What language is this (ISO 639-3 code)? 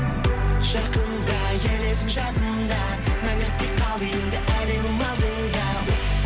kaz